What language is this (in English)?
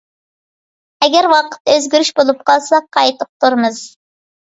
Uyghur